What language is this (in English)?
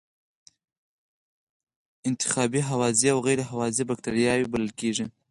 Pashto